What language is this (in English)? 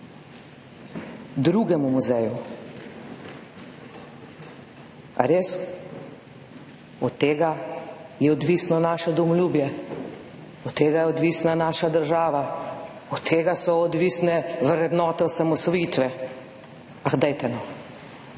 Slovenian